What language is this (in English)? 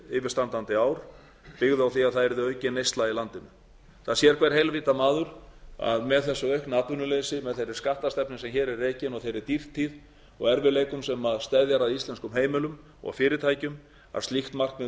Icelandic